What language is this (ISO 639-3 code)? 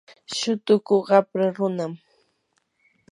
qur